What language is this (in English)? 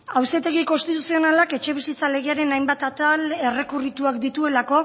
Basque